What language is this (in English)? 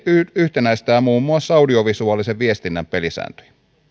Finnish